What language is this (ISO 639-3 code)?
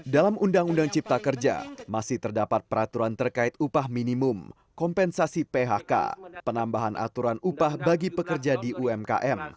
ind